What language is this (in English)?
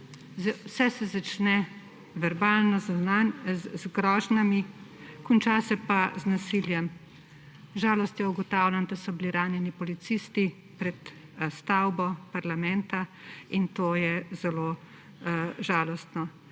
Slovenian